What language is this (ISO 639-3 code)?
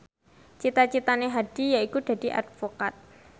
jav